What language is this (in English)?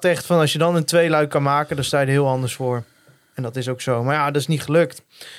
Dutch